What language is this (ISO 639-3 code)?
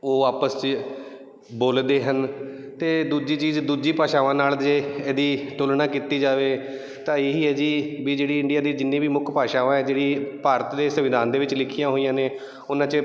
pan